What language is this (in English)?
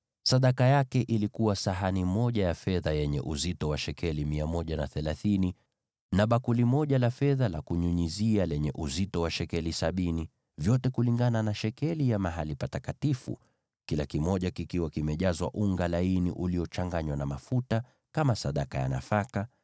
Swahili